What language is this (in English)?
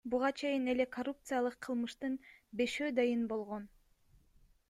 Kyrgyz